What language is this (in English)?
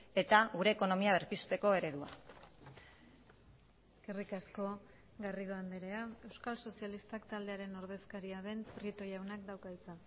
Basque